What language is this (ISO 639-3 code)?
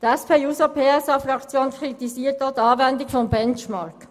gsw